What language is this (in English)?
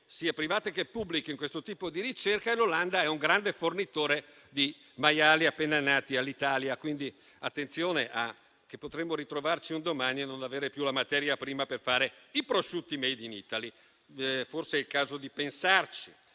Italian